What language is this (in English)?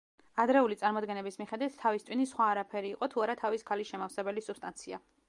Georgian